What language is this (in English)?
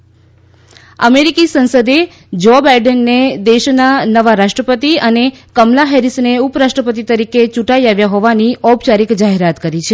Gujarati